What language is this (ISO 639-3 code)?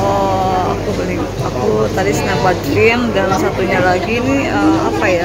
ind